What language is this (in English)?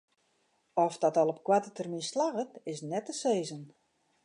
Western Frisian